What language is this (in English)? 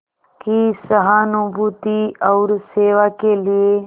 Hindi